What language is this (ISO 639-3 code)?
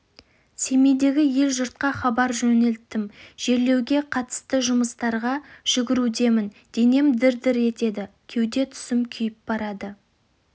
kaz